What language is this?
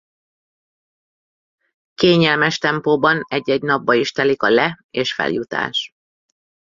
Hungarian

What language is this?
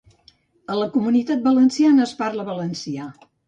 Catalan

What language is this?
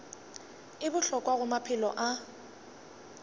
Northern Sotho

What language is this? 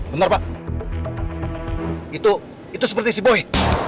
Indonesian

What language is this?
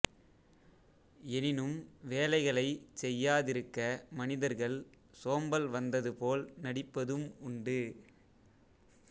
Tamil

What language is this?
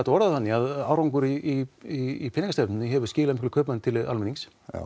Icelandic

